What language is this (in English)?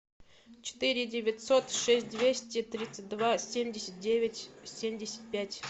Russian